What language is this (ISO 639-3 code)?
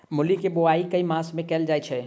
mai